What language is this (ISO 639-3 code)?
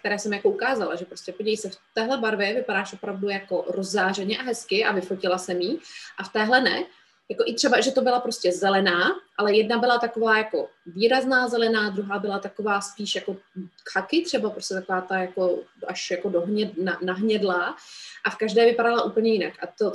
ces